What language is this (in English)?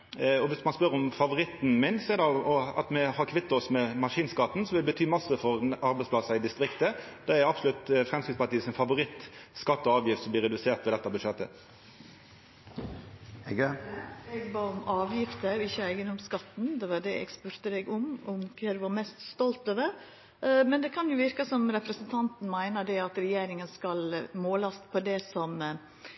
Norwegian Nynorsk